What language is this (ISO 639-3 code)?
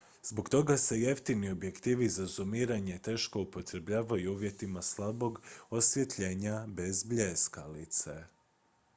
hrv